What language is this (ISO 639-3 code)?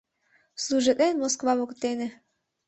chm